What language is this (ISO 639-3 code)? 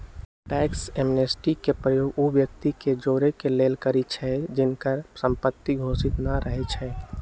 mag